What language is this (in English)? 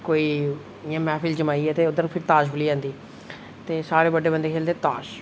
Dogri